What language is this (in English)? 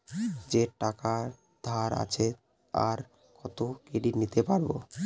Bangla